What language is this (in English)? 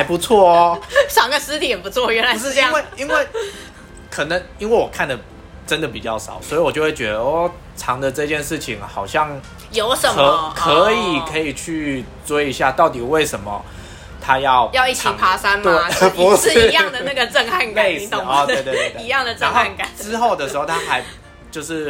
Chinese